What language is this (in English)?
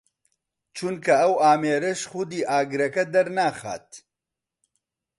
Central Kurdish